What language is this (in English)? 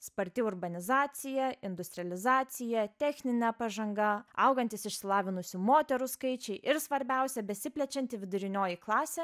Lithuanian